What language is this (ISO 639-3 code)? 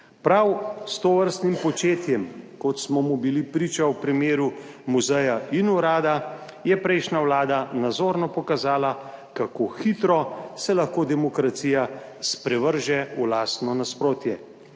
slv